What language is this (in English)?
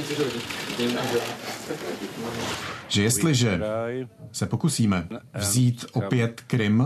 Czech